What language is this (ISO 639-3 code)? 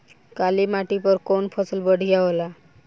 bho